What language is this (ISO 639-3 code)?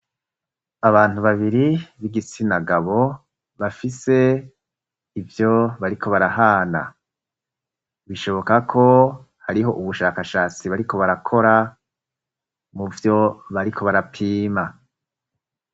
run